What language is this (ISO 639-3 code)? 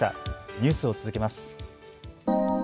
jpn